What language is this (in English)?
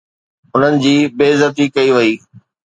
Sindhi